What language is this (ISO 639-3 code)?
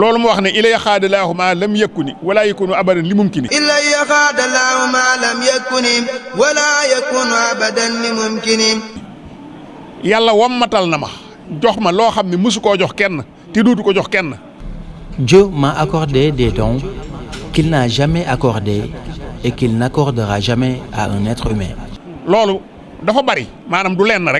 fra